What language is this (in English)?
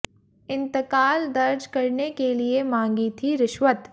Hindi